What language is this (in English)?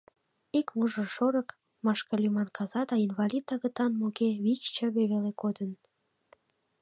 Mari